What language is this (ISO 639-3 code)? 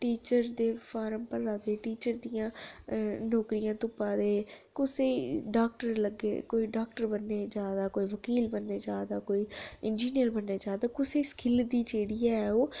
doi